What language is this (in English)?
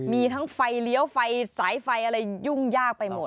Thai